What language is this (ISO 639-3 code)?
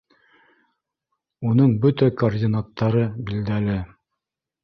bak